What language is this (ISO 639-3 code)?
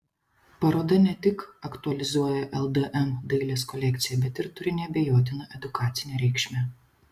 lit